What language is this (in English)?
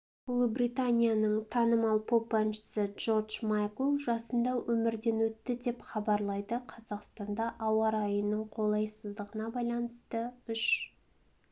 Kazakh